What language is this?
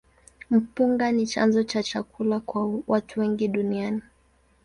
Swahili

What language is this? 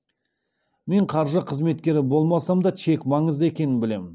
Kazakh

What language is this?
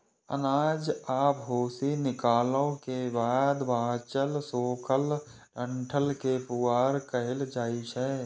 Maithili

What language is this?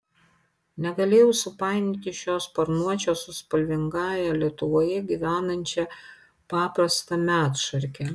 Lithuanian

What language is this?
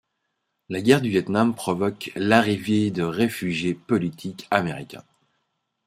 French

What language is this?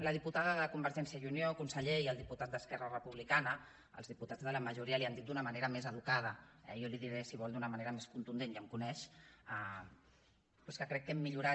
Catalan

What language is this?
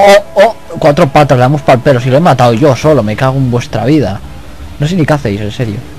Spanish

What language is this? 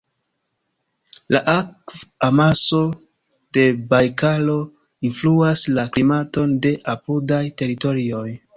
Esperanto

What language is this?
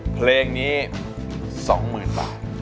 Thai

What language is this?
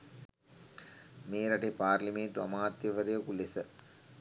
Sinhala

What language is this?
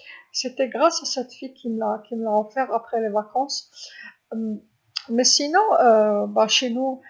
Algerian Arabic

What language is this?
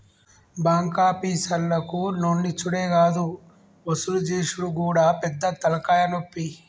Telugu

